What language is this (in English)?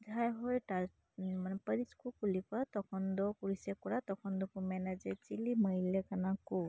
Santali